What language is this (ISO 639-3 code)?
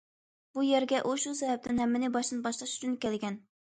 uig